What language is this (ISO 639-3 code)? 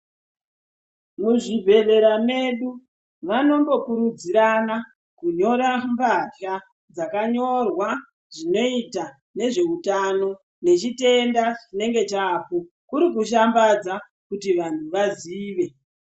ndc